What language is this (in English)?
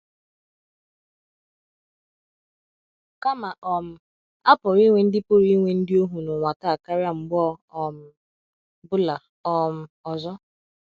Igbo